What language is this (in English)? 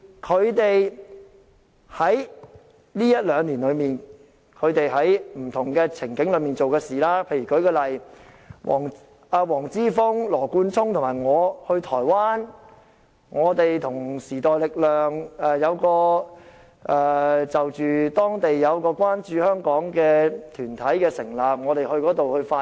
Cantonese